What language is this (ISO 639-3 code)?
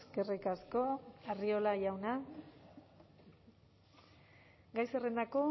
eus